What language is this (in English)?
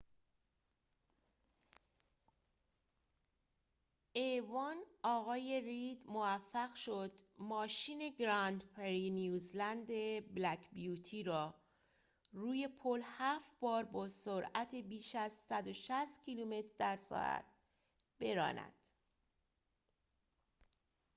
Persian